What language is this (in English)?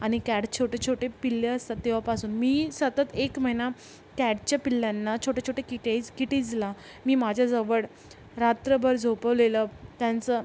Marathi